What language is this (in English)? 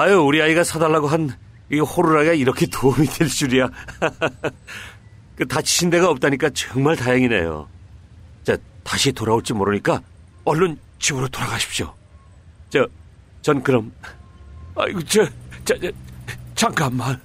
Korean